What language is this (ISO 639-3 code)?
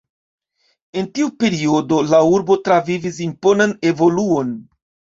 epo